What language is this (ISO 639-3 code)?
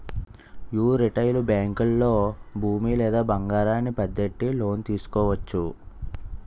tel